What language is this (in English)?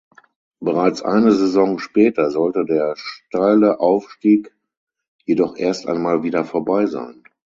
German